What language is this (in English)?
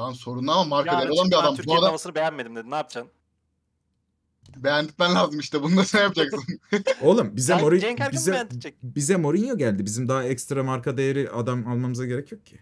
Turkish